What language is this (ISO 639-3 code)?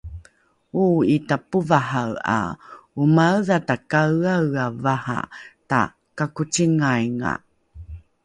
dru